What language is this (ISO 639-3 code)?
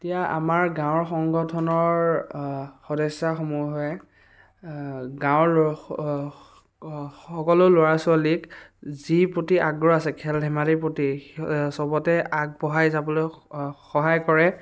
asm